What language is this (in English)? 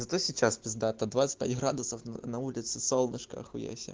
Russian